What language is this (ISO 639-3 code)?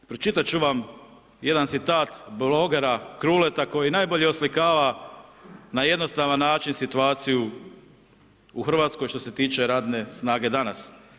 hrv